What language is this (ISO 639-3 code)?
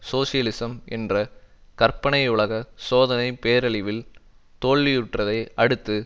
tam